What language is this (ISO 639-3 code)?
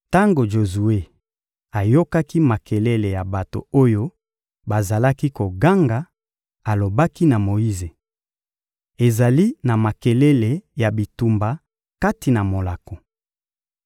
lin